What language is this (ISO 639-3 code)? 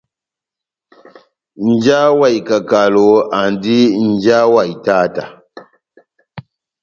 bnm